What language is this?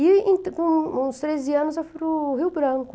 Portuguese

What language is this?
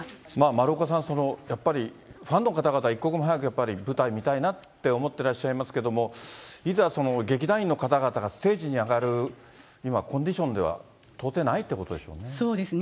Japanese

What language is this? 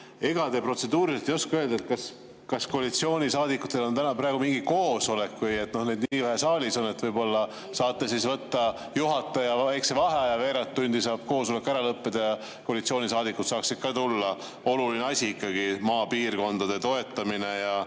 Estonian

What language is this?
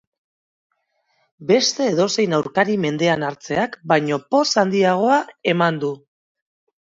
Basque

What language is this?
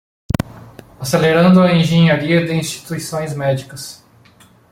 Portuguese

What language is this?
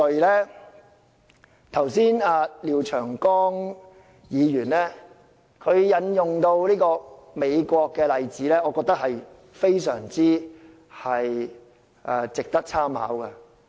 Cantonese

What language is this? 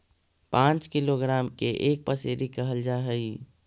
Magahi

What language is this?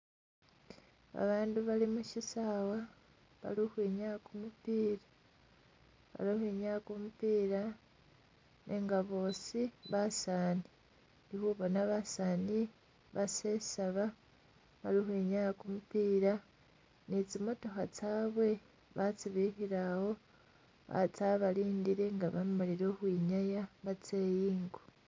Masaaba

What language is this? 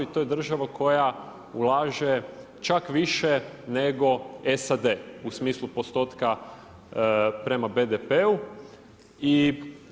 Croatian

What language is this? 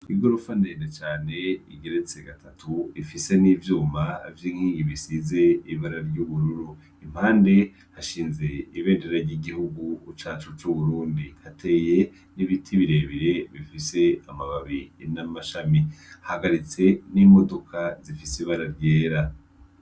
Rundi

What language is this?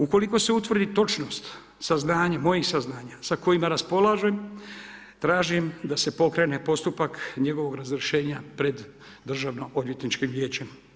Croatian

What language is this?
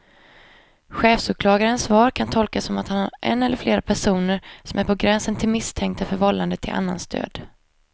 Swedish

